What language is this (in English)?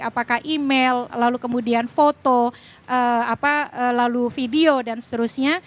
Indonesian